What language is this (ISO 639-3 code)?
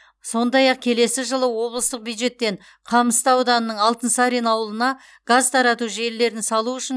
kaz